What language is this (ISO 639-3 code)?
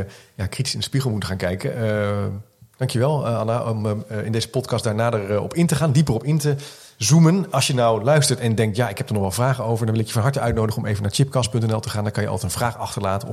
nld